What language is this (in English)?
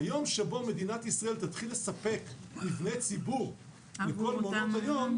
Hebrew